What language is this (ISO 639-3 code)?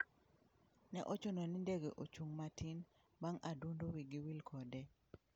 luo